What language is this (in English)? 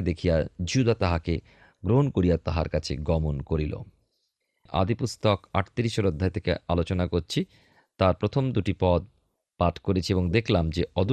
Bangla